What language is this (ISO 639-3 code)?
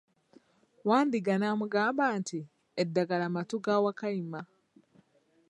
lug